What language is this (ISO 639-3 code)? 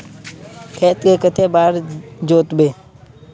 mag